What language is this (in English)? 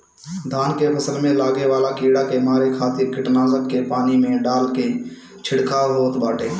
Bhojpuri